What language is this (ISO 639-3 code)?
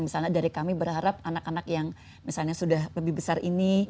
ind